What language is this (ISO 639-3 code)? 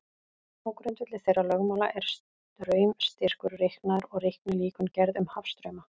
isl